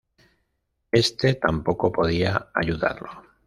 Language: Spanish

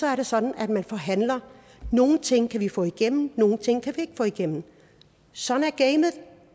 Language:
Danish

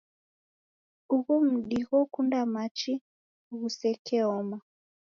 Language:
Taita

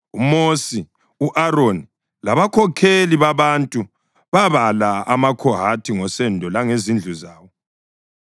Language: North Ndebele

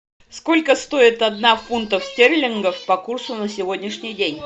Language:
Russian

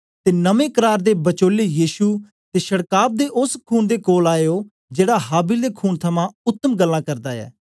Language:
Dogri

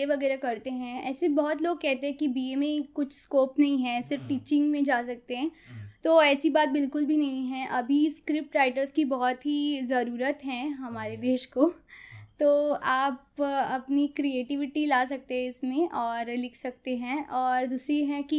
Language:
Hindi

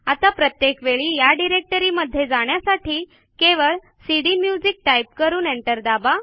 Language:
Marathi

